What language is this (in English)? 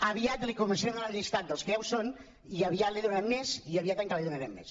Catalan